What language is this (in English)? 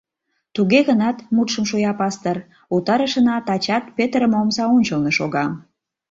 Mari